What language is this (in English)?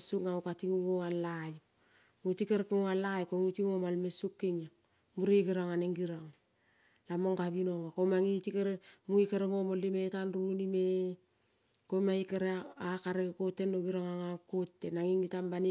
Kol (Papua New Guinea)